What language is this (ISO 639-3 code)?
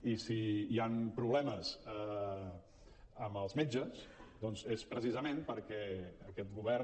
cat